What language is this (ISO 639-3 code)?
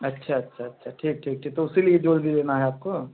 hin